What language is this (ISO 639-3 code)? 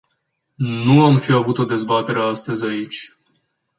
ron